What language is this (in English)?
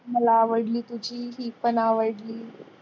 Marathi